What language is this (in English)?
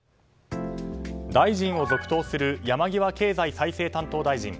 Japanese